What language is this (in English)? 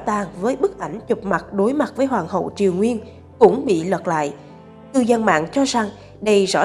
Vietnamese